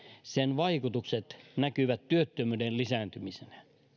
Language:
Finnish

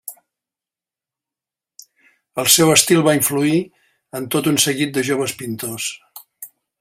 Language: Catalan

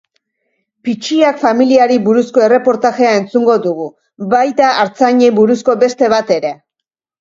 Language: Basque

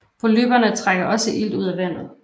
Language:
Danish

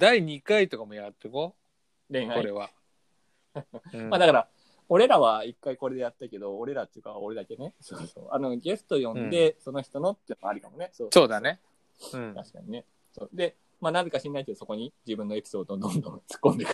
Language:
Japanese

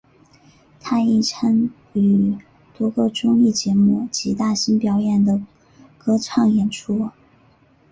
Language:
Chinese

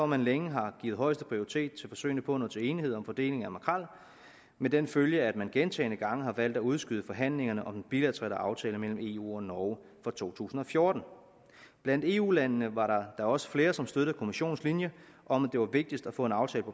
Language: Danish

